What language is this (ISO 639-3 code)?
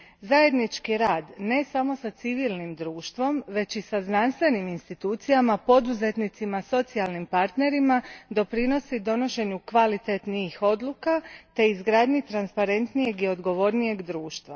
hrv